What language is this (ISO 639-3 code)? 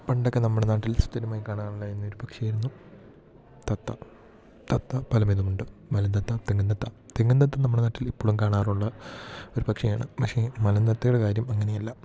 mal